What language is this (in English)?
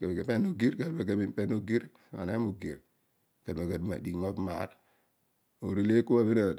Odual